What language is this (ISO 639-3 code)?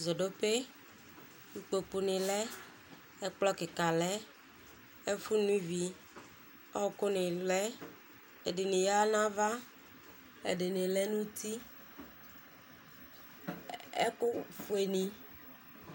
kpo